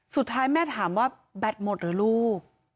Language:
Thai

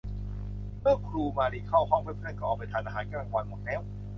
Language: Thai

